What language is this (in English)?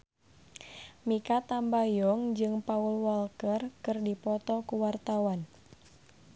Sundanese